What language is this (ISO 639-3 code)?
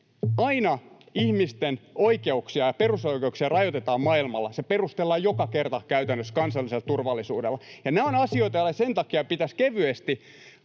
fin